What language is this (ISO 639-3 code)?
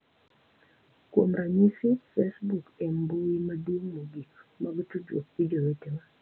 luo